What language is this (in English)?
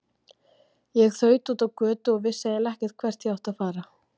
Icelandic